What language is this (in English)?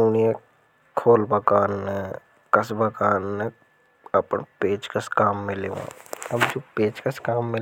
Hadothi